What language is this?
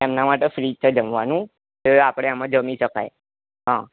Gujarati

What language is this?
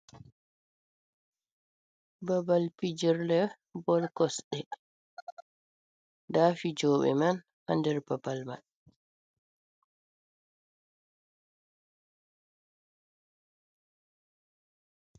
Fula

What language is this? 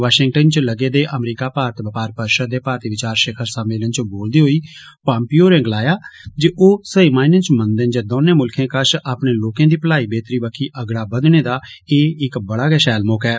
Dogri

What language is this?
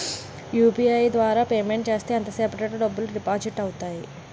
Telugu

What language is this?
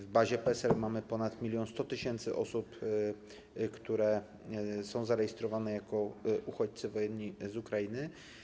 Polish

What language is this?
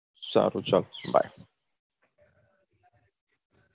Gujarati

